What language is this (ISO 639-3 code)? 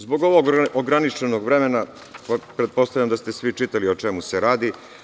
srp